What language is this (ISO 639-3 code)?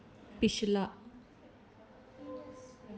doi